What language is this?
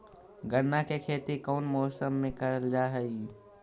Magahi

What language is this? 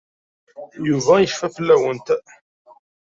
Kabyle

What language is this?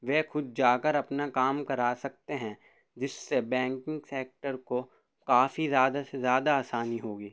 Urdu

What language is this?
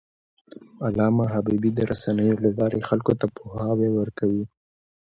Pashto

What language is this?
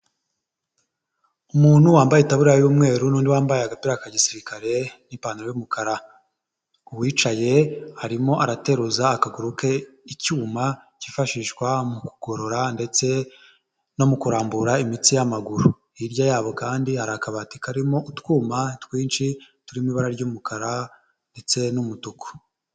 Kinyarwanda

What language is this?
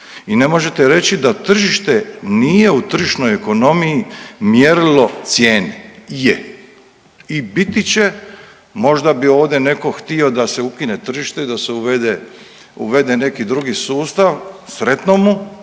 Croatian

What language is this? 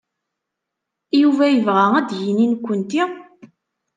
Kabyle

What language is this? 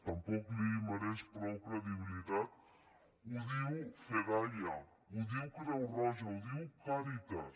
Catalan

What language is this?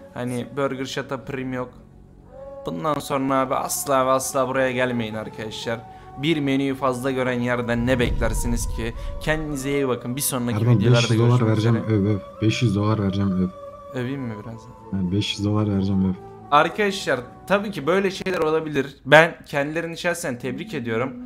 Turkish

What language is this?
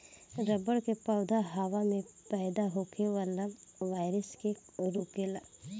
Bhojpuri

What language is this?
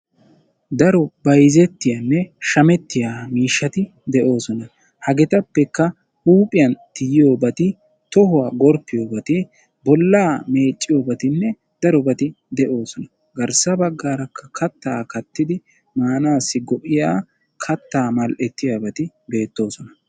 Wolaytta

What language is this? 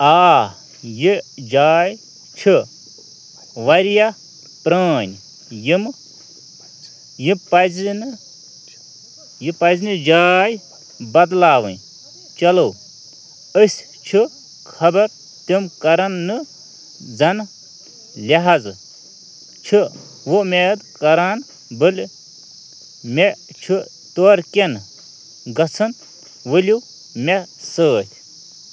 Kashmiri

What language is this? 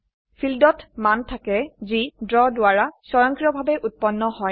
Assamese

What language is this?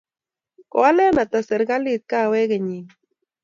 Kalenjin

